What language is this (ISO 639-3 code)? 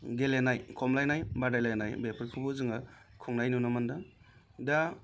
brx